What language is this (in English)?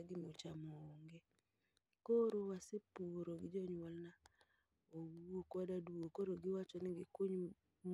Luo (Kenya and Tanzania)